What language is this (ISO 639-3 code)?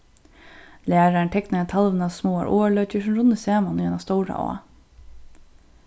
fao